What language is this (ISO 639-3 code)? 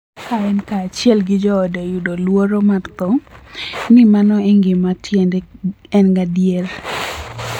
luo